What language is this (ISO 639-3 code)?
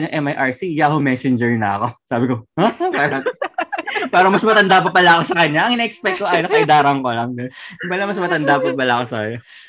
fil